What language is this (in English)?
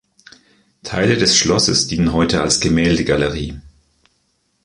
German